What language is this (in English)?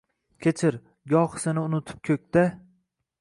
Uzbek